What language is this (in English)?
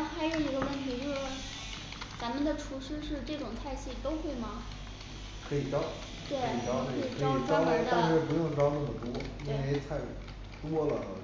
Chinese